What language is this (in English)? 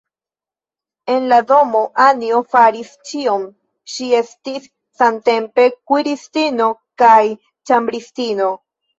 Esperanto